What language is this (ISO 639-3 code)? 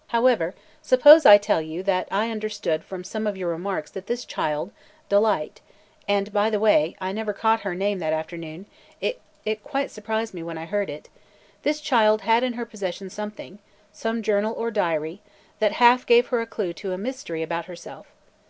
eng